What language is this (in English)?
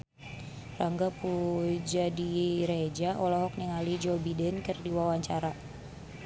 Sundanese